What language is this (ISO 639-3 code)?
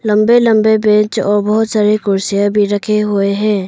hin